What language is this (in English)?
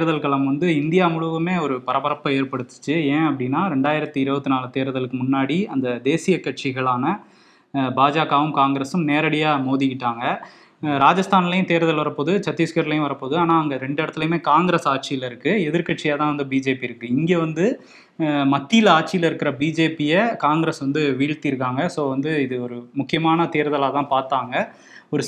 Tamil